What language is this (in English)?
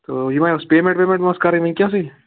Kashmiri